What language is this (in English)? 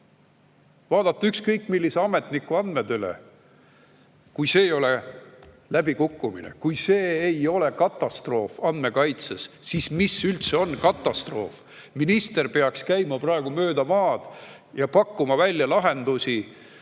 Estonian